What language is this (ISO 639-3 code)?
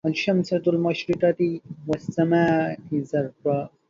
ara